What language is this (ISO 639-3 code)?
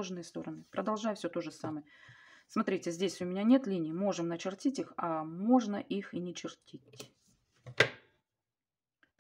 rus